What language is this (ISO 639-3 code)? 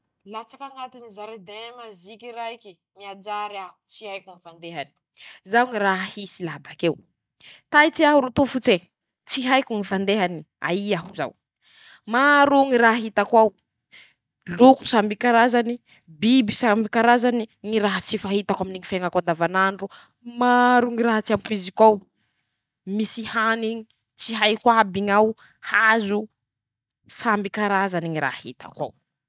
msh